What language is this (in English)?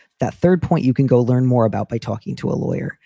English